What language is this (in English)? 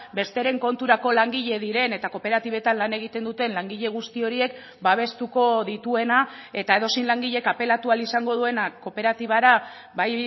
Basque